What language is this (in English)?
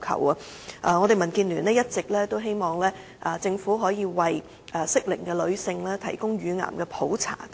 Cantonese